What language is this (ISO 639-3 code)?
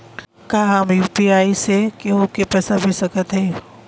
bho